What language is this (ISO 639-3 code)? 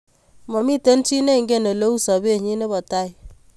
kln